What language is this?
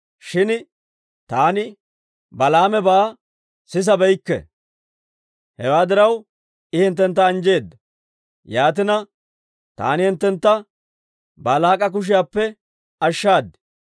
Dawro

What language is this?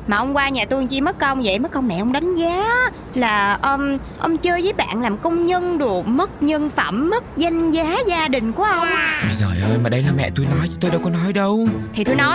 Vietnamese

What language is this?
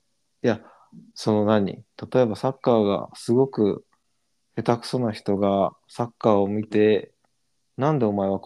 Japanese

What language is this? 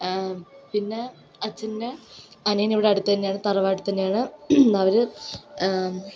Malayalam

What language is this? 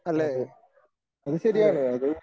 Malayalam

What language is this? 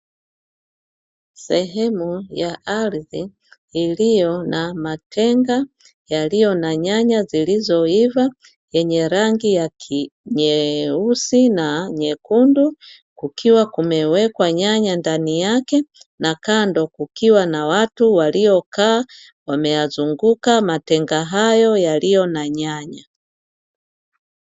Swahili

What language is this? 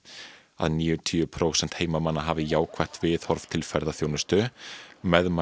Icelandic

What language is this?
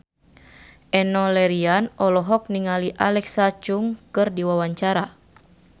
Sundanese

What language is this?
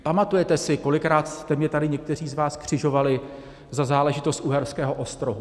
Czech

